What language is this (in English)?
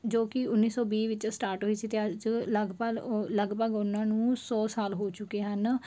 Punjabi